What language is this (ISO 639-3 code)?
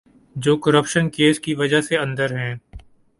urd